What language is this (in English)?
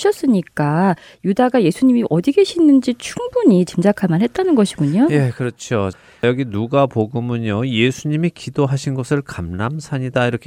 Korean